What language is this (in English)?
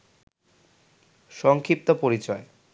Bangla